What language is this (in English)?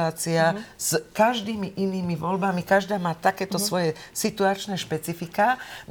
Slovak